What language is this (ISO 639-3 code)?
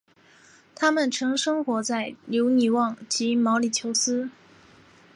zho